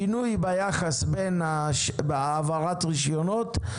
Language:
Hebrew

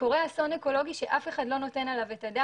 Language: Hebrew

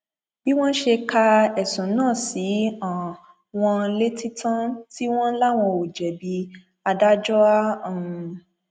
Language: Yoruba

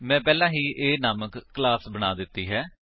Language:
Punjabi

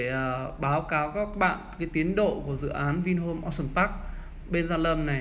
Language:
Vietnamese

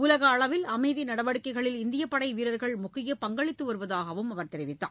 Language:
Tamil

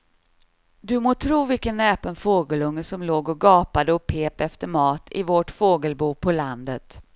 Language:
Swedish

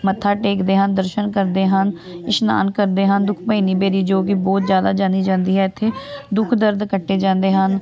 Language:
Punjabi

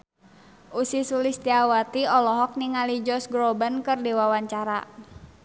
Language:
Sundanese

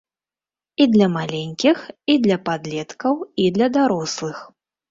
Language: Belarusian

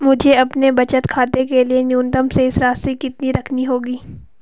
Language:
Hindi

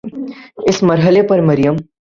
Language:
Urdu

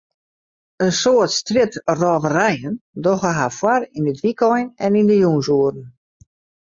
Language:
Western Frisian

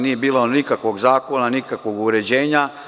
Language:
Serbian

